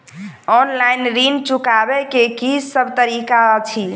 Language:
Maithili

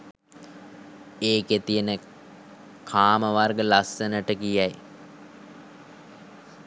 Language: Sinhala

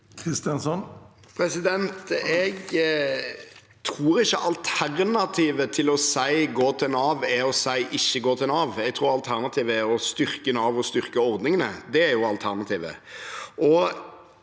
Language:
Norwegian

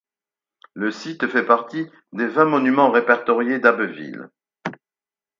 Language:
French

